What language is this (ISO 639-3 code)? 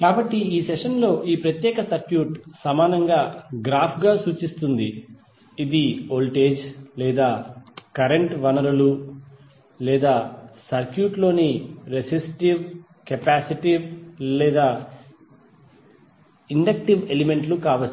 tel